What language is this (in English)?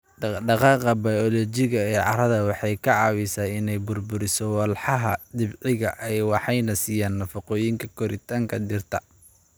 Somali